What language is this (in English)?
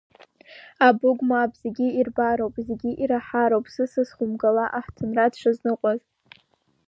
Abkhazian